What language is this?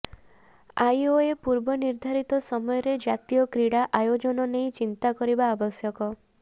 Odia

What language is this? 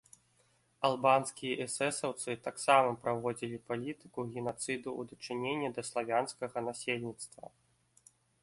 Belarusian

